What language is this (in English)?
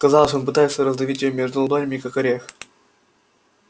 Russian